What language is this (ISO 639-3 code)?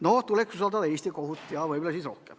est